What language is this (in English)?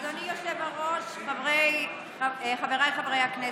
Hebrew